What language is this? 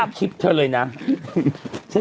Thai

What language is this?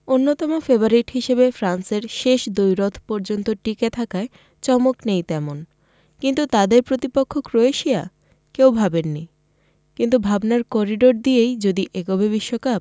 Bangla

